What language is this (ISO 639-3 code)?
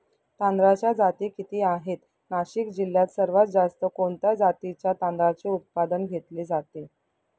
mar